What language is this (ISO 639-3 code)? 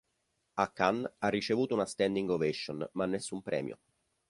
ita